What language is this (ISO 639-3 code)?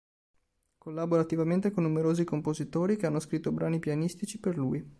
ita